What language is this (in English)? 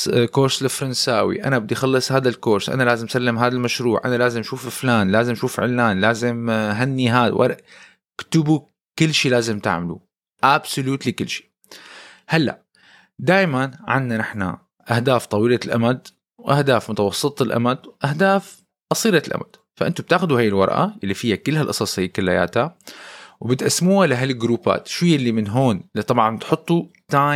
Arabic